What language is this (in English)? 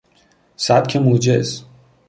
Persian